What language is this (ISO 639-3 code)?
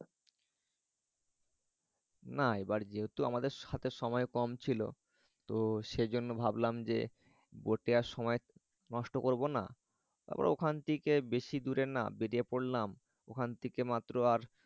ben